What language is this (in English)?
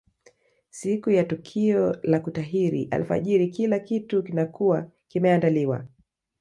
Swahili